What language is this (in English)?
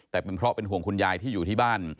Thai